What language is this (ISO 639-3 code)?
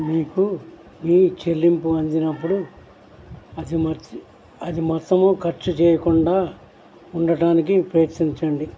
tel